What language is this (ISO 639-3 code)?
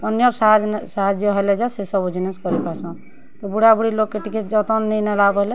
ori